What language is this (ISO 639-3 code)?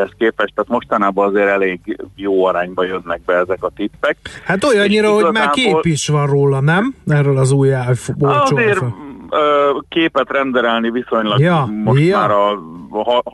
hun